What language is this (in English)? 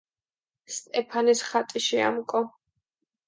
Georgian